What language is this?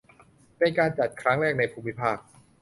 Thai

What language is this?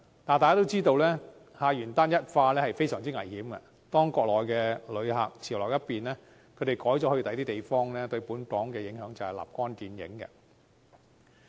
Cantonese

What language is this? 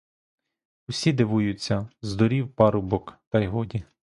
Ukrainian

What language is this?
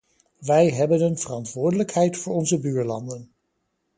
Dutch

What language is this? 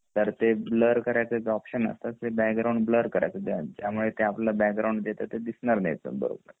Marathi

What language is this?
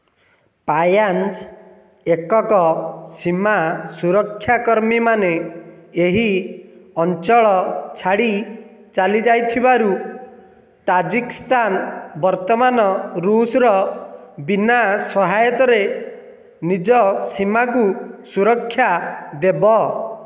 Odia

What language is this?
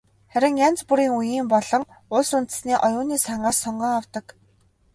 Mongolian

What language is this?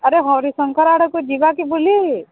Odia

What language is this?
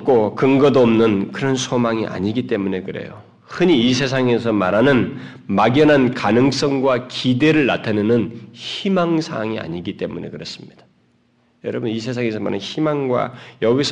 Korean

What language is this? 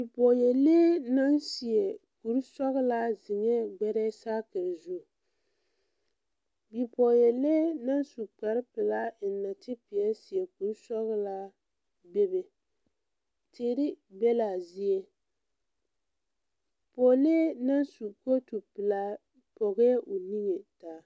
Southern Dagaare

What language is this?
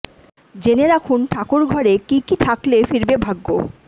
Bangla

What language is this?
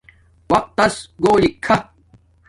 Domaaki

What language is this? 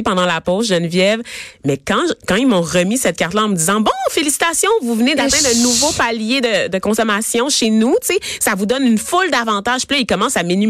French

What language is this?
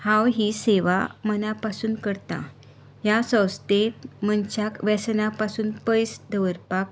Konkani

